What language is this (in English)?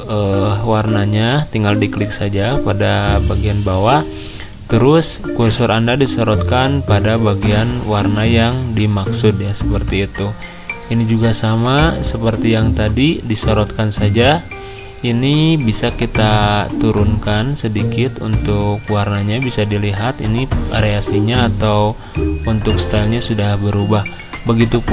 Indonesian